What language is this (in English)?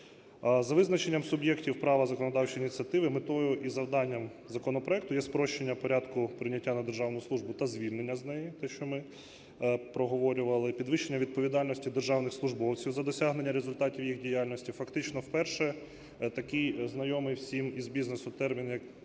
Ukrainian